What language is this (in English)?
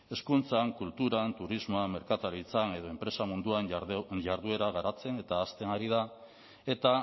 Basque